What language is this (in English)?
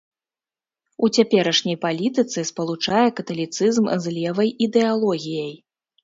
Belarusian